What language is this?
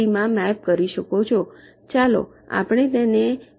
Gujarati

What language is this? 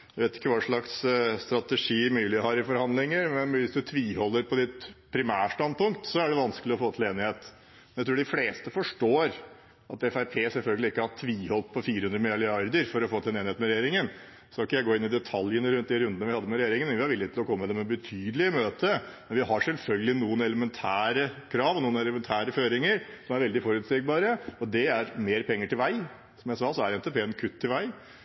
Norwegian Bokmål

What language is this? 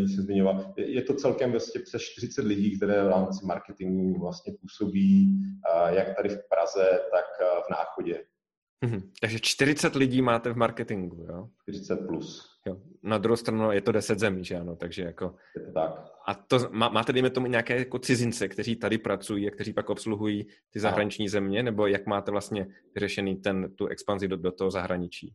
Czech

